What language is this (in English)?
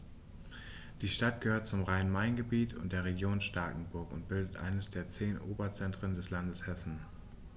German